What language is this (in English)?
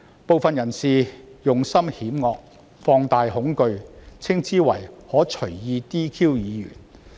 Cantonese